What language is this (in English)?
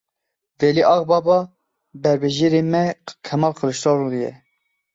Kurdish